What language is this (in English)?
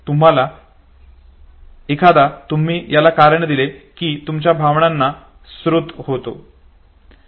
Marathi